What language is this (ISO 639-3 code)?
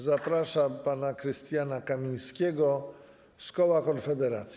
pol